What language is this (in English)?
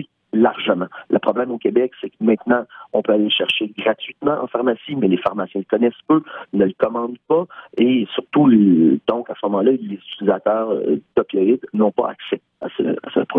French